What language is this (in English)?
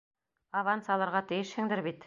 Bashkir